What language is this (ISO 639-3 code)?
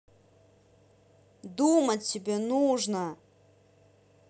rus